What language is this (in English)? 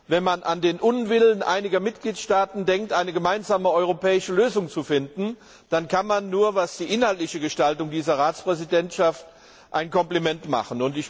German